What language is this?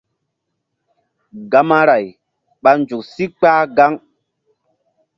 Mbum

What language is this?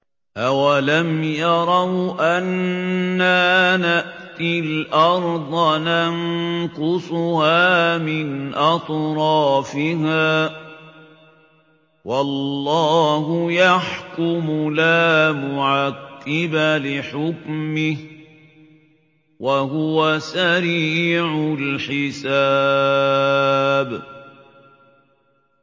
Arabic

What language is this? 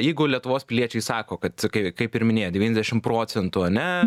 Lithuanian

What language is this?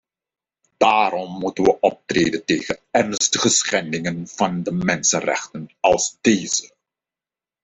Dutch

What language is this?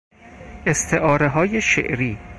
Persian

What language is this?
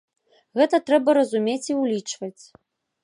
Belarusian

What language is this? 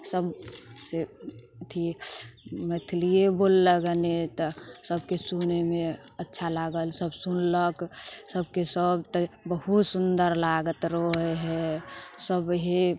Maithili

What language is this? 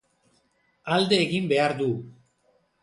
Basque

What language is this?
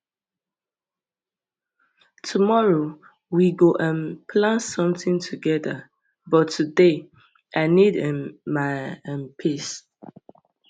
Nigerian Pidgin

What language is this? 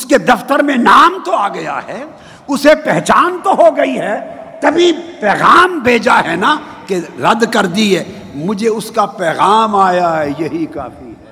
Urdu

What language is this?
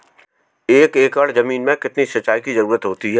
Hindi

